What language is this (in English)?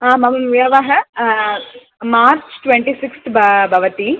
Sanskrit